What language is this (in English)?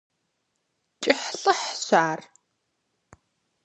Kabardian